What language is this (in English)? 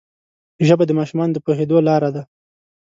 Pashto